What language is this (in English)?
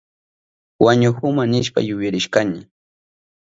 Southern Pastaza Quechua